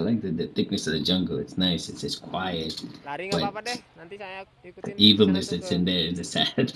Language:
Indonesian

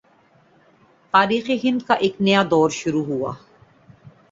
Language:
Urdu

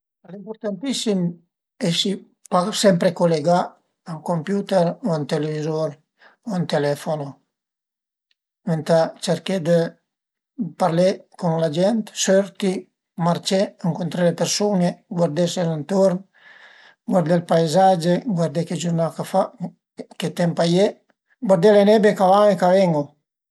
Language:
Piedmontese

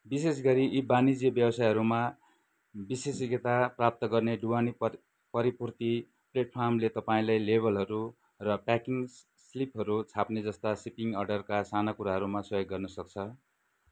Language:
Nepali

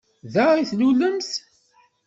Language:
Kabyle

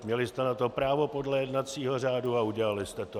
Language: Czech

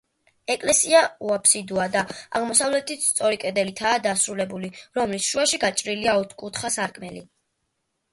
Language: Georgian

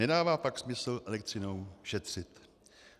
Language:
Czech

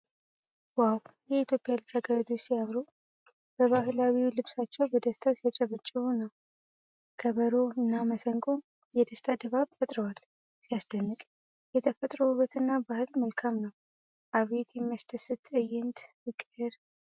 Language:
Amharic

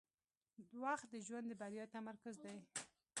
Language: Pashto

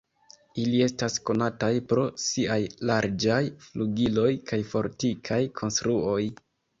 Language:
Esperanto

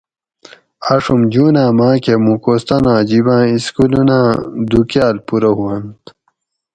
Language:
Gawri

